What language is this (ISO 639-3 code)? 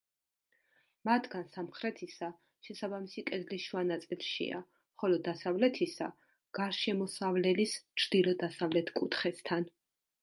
kat